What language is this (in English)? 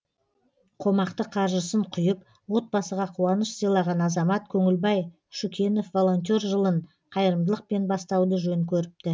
Kazakh